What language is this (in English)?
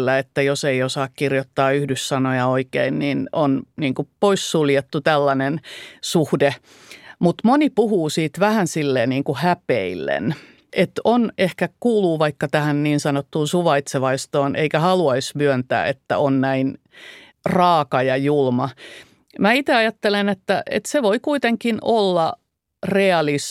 Finnish